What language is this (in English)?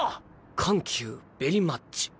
Japanese